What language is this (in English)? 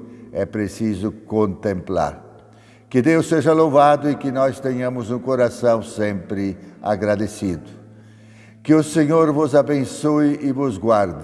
Portuguese